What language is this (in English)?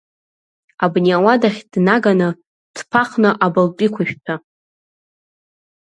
Abkhazian